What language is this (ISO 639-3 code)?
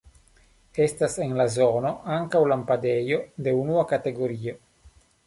epo